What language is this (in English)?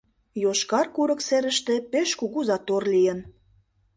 Mari